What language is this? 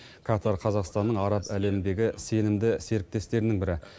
Kazakh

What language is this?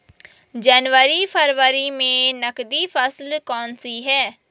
Hindi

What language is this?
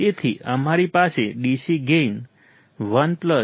Gujarati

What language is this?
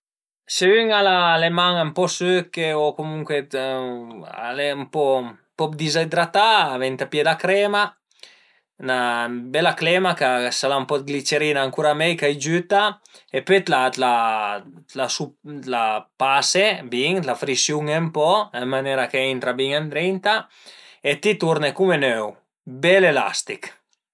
Piedmontese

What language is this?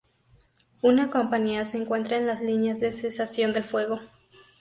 Spanish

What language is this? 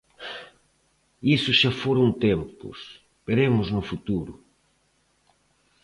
Galician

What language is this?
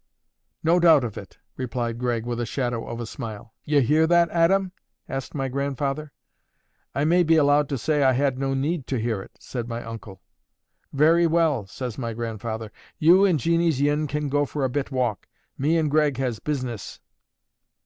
English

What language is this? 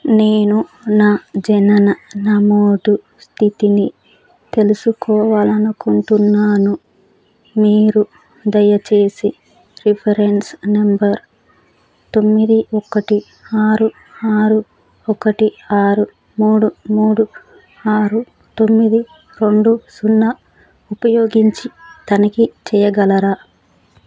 Telugu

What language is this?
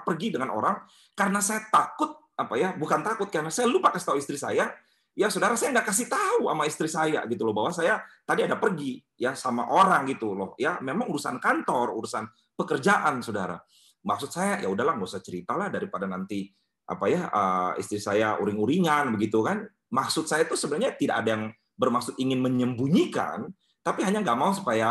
Indonesian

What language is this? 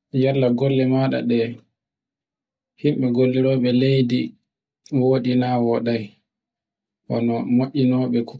Borgu Fulfulde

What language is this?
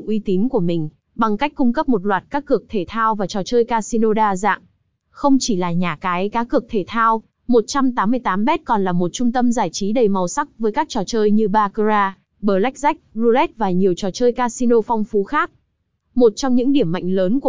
Vietnamese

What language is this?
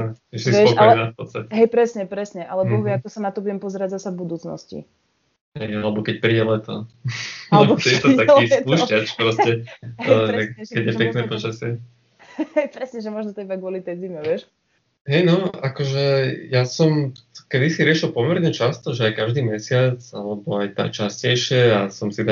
Slovak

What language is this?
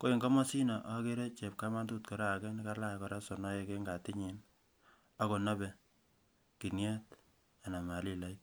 Kalenjin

